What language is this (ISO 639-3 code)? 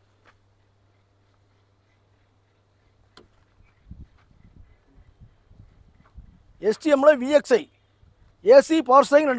tam